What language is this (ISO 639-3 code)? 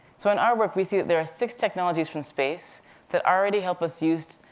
eng